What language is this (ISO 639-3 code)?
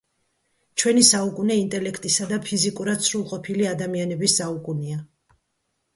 kat